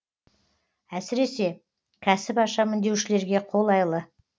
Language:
Kazakh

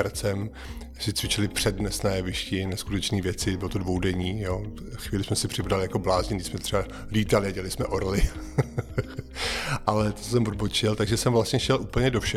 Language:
Czech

